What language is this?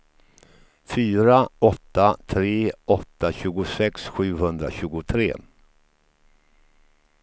Swedish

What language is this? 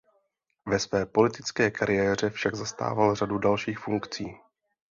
Czech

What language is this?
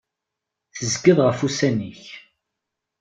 Kabyle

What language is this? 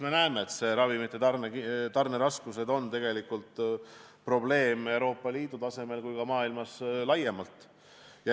Estonian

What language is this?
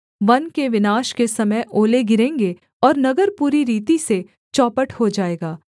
Hindi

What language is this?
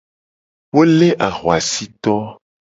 Gen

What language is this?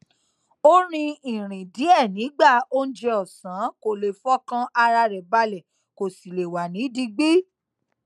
Yoruba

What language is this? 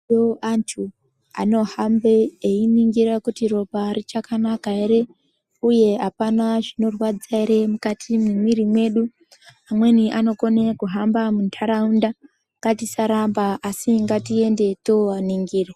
Ndau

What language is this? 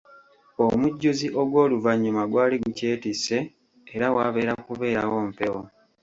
Ganda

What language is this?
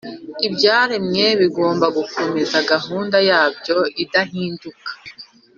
Kinyarwanda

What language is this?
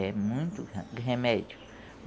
Portuguese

